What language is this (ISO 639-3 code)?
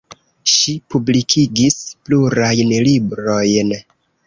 epo